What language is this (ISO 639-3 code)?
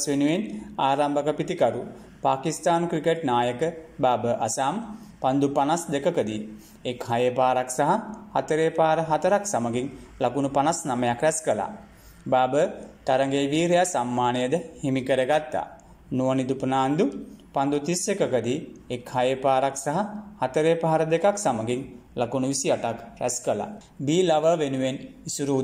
ind